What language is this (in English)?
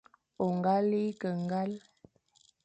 Fang